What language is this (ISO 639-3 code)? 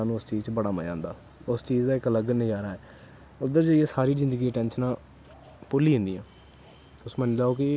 doi